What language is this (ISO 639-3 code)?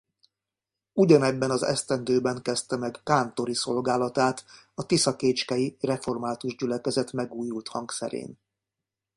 hun